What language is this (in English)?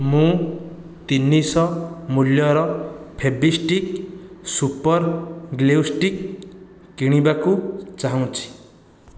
Odia